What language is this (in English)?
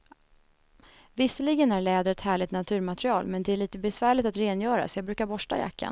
Swedish